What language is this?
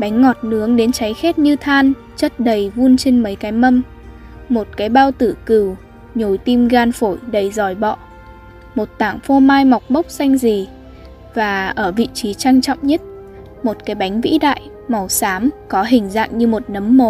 Vietnamese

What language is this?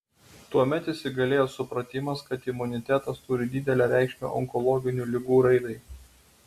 Lithuanian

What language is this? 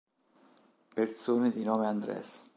Italian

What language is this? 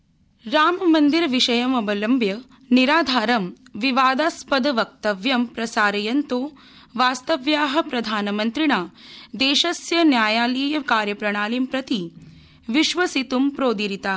Sanskrit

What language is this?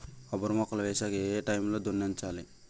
Telugu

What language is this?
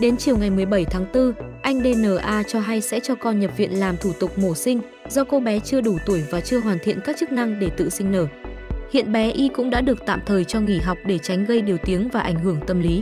Vietnamese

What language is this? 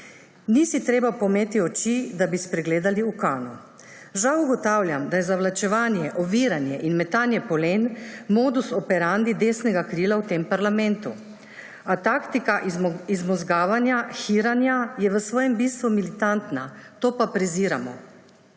Slovenian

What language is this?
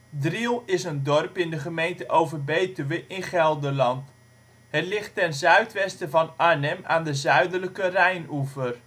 Dutch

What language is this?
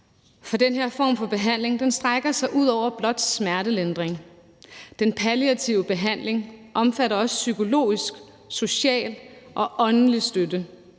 Danish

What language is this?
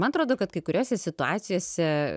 Lithuanian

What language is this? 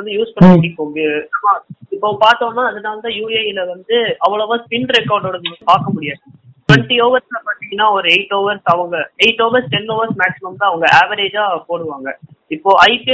Tamil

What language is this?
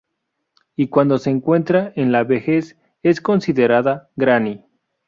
Spanish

